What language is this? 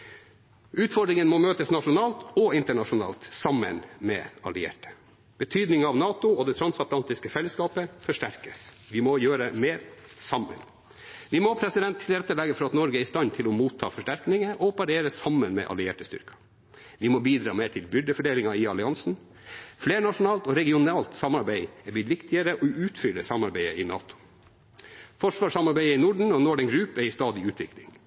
Norwegian Bokmål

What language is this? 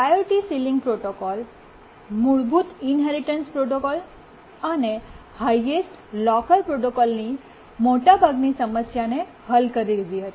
Gujarati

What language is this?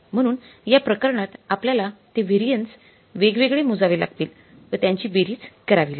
Marathi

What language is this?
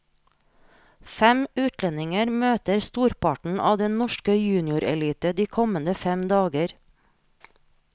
Norwegian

